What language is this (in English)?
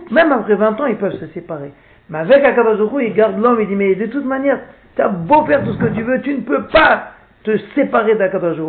French